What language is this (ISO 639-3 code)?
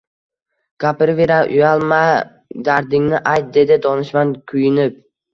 uzb